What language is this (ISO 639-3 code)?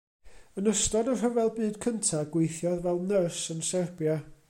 cym